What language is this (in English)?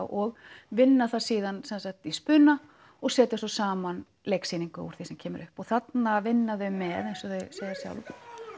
Icelandic